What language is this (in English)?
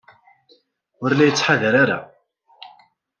Kabyle